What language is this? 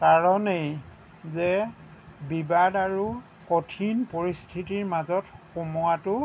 Assamese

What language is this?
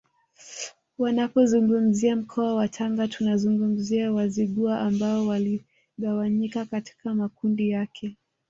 Swahili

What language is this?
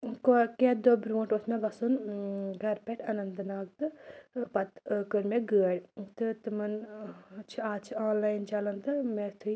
Kashmiri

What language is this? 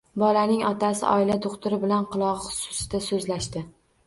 Uzbek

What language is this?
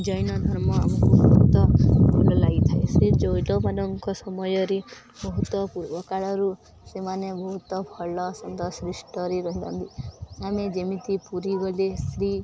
Odia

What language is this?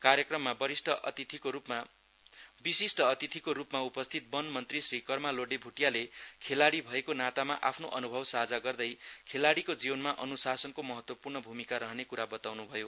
Nepali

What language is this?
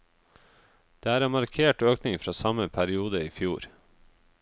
Norwegian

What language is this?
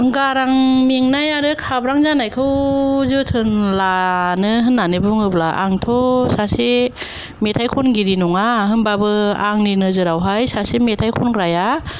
Bodo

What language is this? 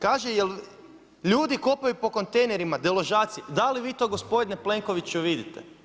Croatian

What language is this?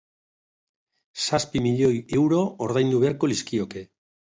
Basque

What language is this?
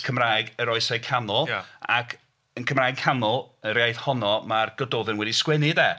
Welsh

